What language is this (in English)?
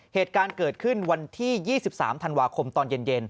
Thai